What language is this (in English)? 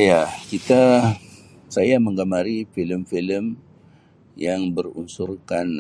Sabah Malay